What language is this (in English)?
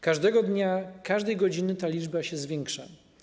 Polish